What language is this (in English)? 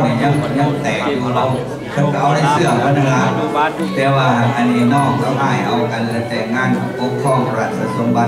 Thai